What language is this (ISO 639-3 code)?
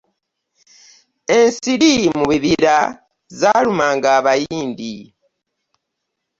lug